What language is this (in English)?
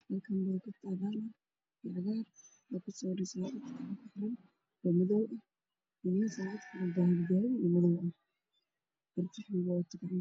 Somali